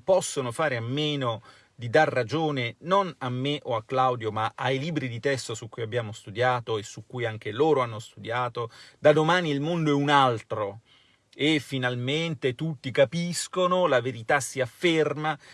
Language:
Italian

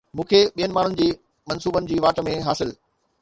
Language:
Sindhi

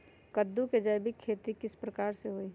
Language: Magahi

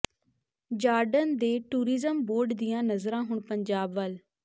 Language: Punjabi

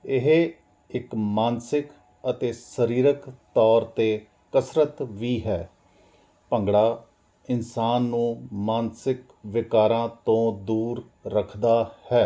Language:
Punjabi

